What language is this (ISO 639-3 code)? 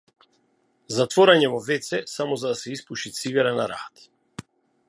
mkd